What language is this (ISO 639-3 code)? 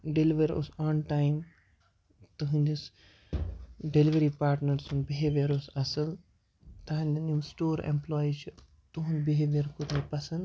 kas